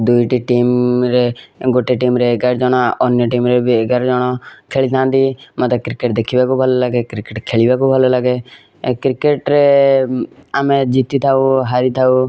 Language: Odia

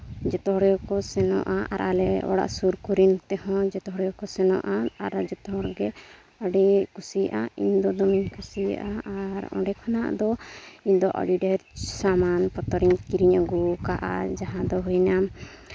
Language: Santali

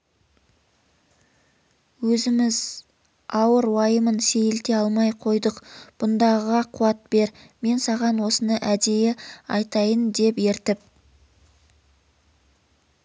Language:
Kazakh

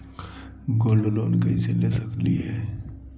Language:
Magahi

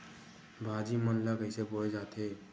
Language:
Chhattisgarhi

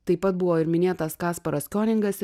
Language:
Lithuanian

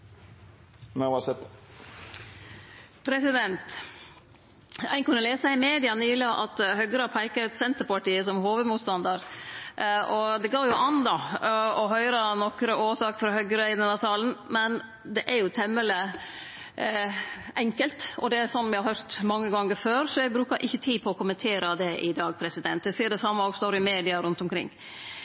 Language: Norwegian Nynorsk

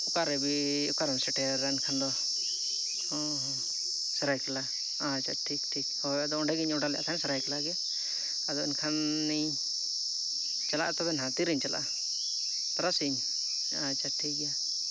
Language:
Santali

